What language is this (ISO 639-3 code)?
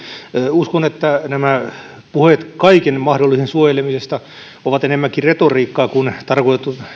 fin